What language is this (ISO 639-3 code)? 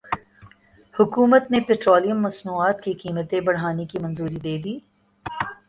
urd